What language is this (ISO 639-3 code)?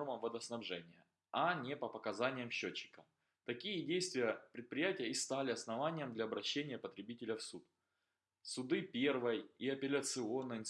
rus